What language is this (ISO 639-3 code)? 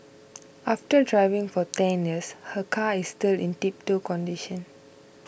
eng